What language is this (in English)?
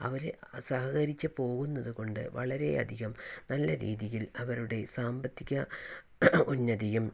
Malayalam